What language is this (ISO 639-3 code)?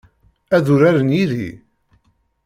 kab